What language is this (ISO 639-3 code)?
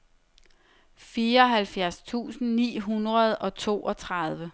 dan